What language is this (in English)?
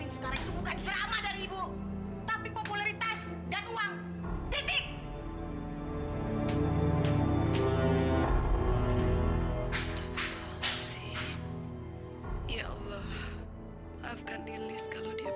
Indonesian